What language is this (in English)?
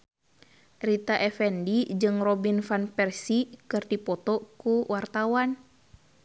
Sundanese